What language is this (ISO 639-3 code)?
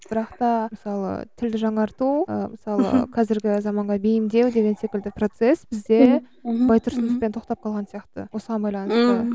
kaz